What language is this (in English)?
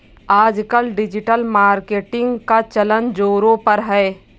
Hindi